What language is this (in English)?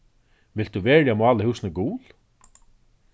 Faroese